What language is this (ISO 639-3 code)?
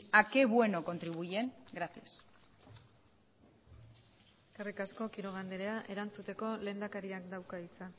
eus